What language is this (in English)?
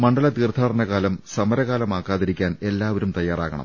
Malayalam